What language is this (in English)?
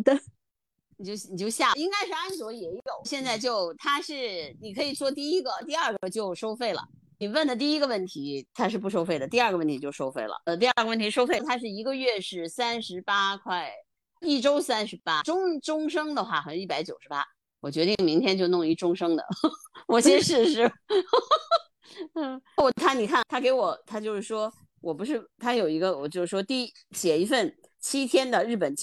Chinese